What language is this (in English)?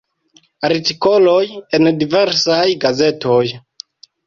Esperanto